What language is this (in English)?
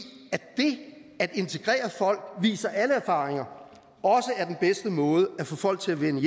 Danish